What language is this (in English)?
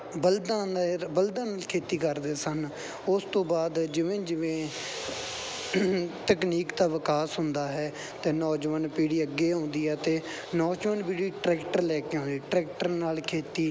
Punjabi